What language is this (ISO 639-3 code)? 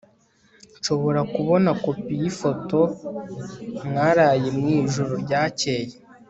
kin